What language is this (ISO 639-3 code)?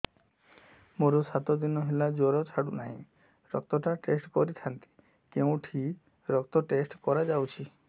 ori